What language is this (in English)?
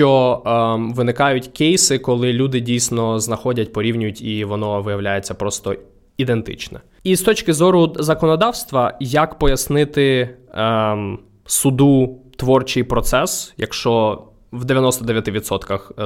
Ukrainian